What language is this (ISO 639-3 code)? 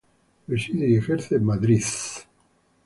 spa